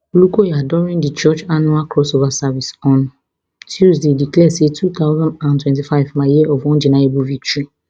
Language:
Nigerian Pidgin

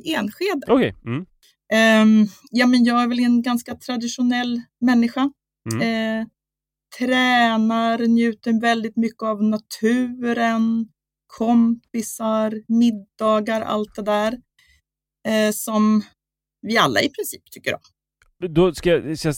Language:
Swedish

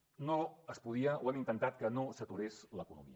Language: Catalan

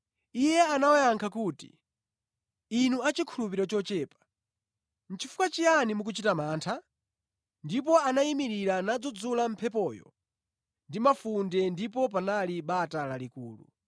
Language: Nyanja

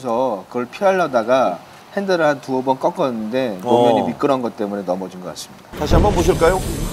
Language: Korean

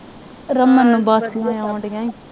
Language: Punjabi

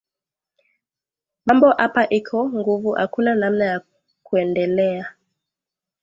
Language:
Swahili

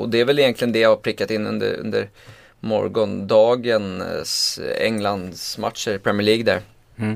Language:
Swedish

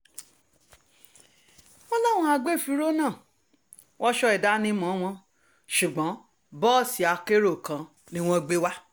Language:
Yoruba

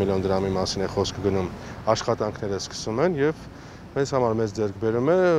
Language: Romanian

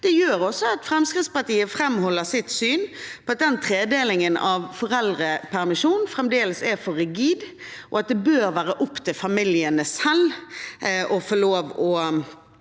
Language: Norwegian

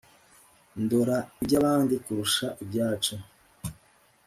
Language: Kinyarwanda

